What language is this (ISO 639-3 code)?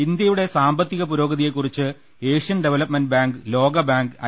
mal